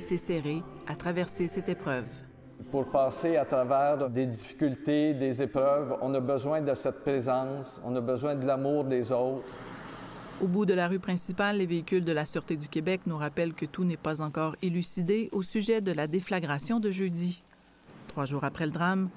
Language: French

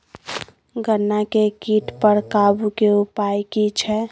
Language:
Maithili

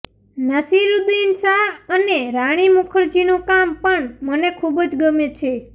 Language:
Gujarati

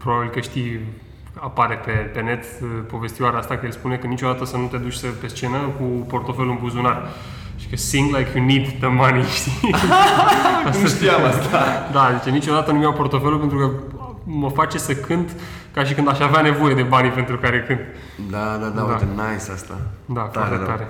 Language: Romanian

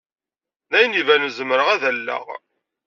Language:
Kabyle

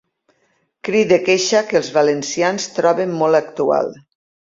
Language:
Catalan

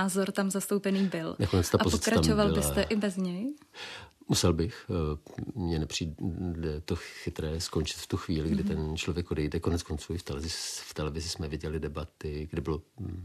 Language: Czech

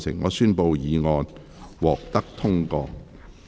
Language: Cantonese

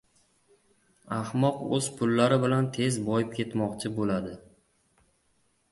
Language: Uzbek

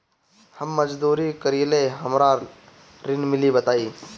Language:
Bhojpuri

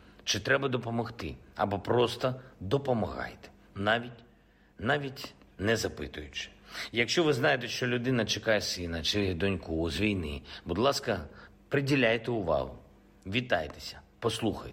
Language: Ukrainian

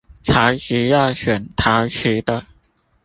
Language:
Chinese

